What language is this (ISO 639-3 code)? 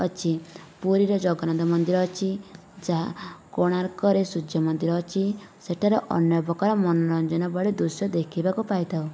ori